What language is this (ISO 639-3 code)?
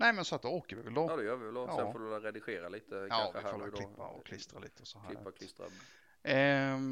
swe